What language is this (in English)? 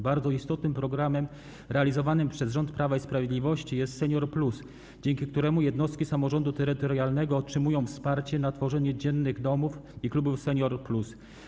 Polish